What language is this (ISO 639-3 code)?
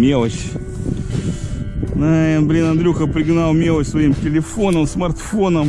rus